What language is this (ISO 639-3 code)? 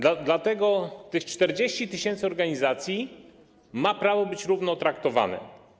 pol